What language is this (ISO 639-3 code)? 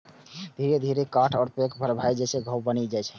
mai